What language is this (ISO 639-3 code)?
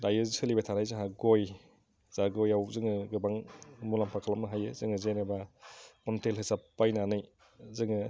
brx